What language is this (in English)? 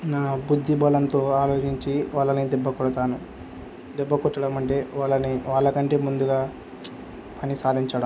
Telugu